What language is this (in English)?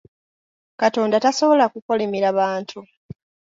Ganda